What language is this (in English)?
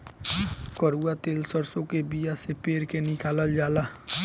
Bhojpuri